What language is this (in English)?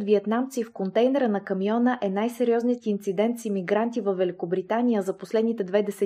Bulgarian